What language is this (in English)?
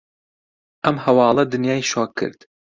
Central Kurdish